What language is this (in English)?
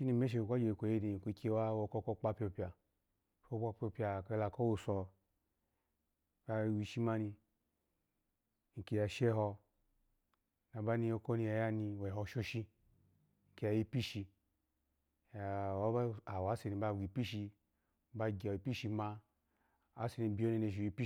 Alago